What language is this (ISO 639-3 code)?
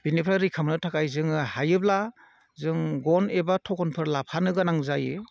brx